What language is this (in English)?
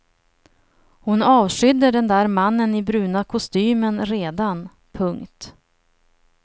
Swedish